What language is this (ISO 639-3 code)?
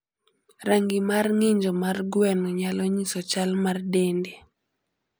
luo